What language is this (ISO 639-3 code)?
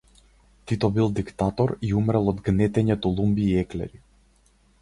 mkd